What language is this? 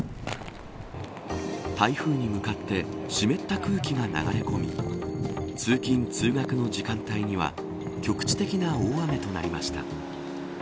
Japanese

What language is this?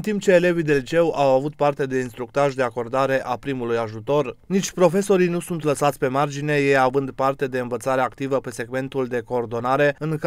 Romanian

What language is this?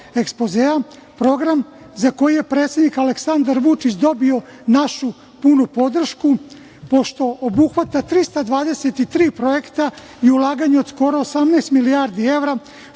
Serbian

